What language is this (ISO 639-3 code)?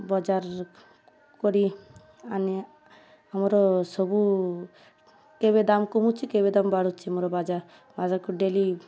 ori